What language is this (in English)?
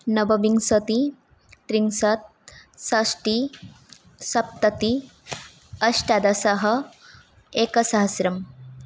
Sanskrit